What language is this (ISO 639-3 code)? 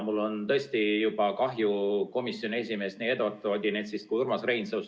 est